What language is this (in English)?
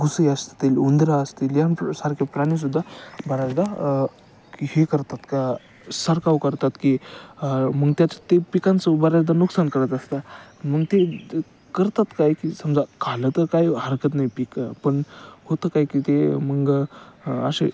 Marathi